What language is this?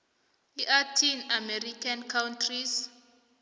South Ndebele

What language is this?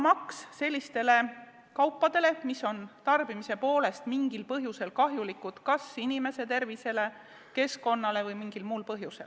Estonian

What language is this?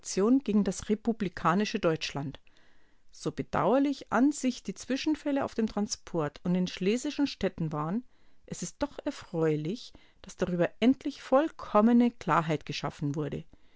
German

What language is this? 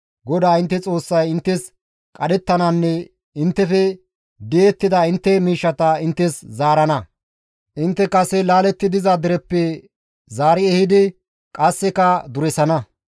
Gamo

